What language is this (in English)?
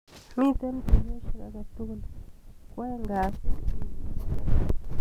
Kalenjin